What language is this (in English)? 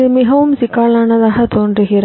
Tamil